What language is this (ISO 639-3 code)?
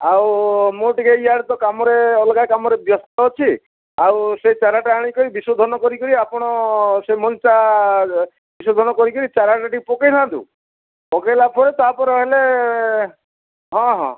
ori